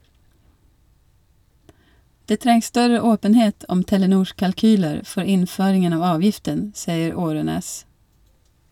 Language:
Norwegian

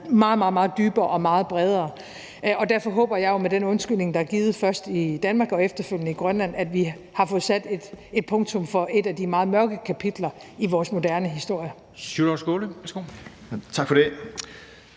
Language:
Danish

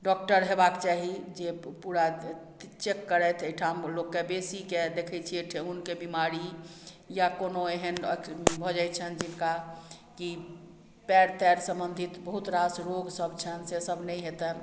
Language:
Maithili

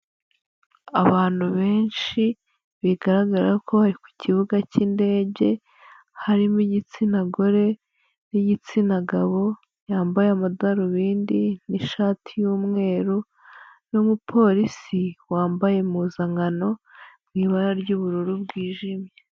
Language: Kinyarwanda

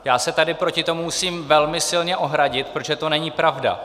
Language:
Czech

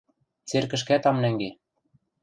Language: Western Mari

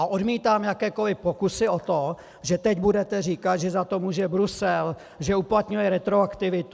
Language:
Czech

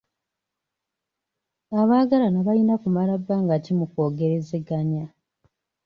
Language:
Ganda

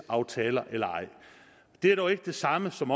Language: Danish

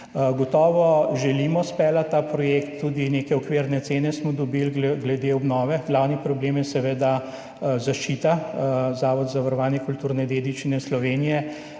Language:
Slovenian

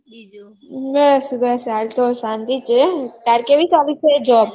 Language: Gujarati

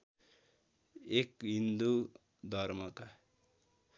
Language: Nepali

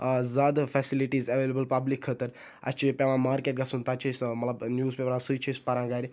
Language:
Kashmiri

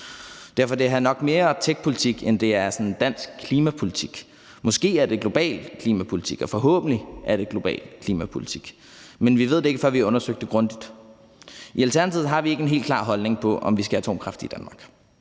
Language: Danish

